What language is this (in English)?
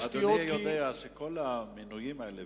Hebrew